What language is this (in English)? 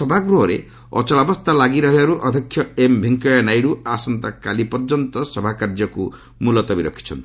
Odia